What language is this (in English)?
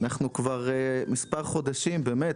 Hebrew